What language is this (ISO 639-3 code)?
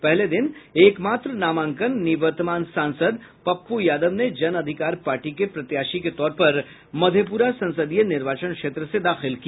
hin